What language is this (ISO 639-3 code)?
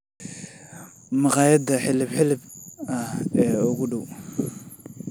som